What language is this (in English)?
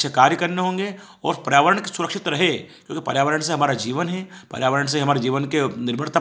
Hindi